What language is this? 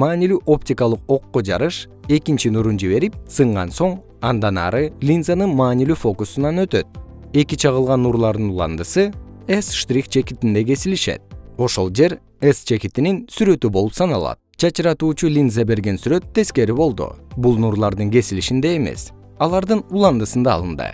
Kyrgyz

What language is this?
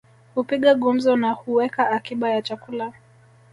Swahili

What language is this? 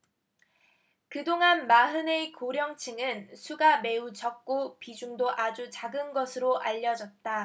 Korean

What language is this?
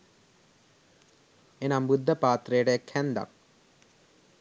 Sinhala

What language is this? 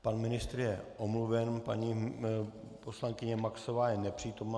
Czech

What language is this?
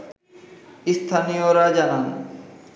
Bangla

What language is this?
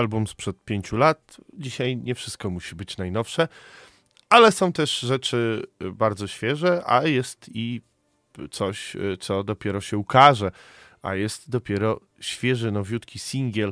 Polish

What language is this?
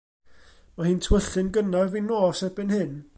Welsh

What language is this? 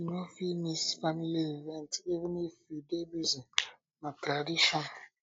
Nigerian Pidgin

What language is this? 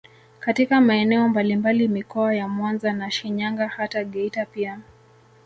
Swahili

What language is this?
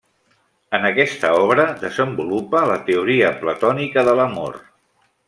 Catalan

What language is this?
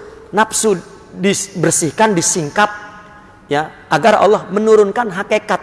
Indonesian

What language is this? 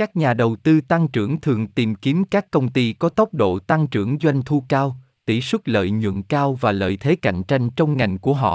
Vietnamese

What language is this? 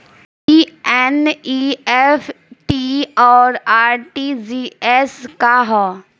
Bhojpuri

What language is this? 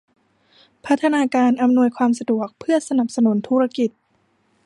Thai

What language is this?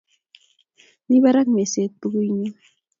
Kalenjin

